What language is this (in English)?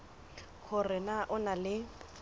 Southern Sotho